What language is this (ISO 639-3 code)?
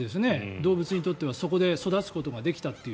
jpn